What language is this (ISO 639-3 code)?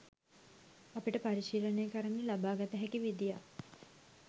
sin